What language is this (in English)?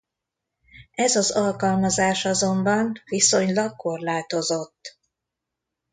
Hungarian